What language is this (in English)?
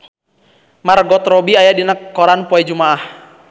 Sundanese